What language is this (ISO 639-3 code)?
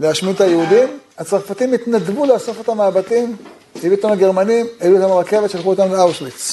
heb